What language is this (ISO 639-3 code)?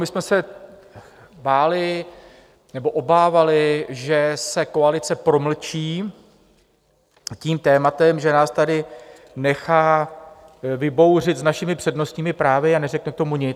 ces